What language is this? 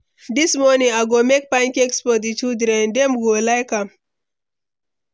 Nigerian Pidgin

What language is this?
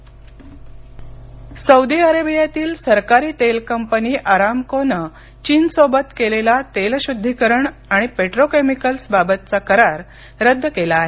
Marathi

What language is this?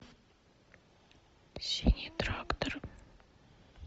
Russian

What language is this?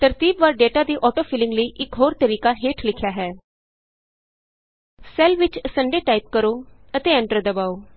Punjabi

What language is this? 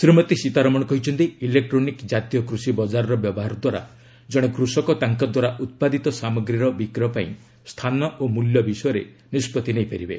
Odia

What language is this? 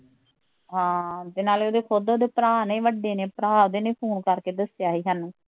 Punjabi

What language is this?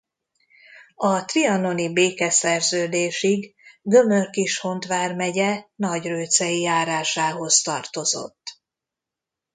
Hungarian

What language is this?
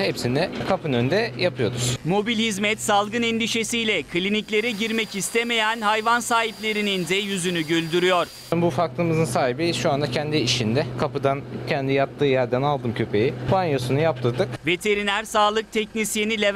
Turkish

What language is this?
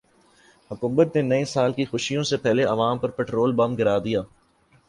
Urdu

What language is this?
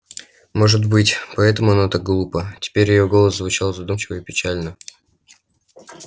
Russian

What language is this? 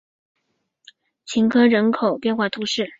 Chinese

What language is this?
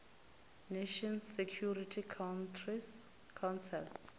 Venda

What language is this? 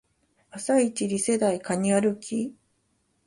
Japanese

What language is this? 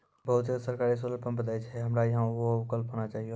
Maithili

